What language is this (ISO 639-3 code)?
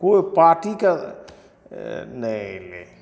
mai